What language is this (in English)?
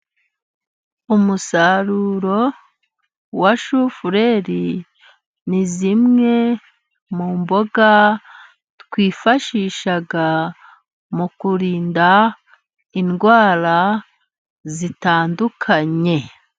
Kinyarwanda